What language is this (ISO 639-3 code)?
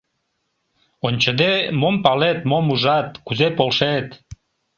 chm